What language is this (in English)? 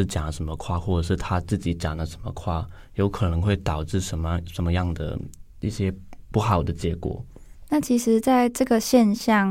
Chinese